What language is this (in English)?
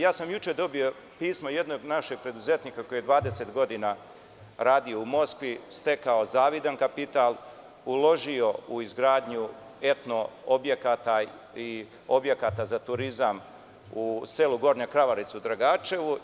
Serbian